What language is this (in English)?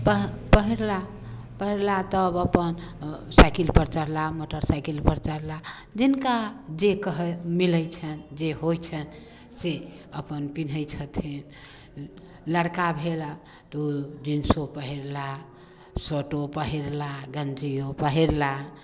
Maithili